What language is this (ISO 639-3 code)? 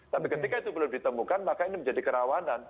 ind